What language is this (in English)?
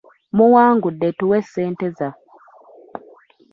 Ganda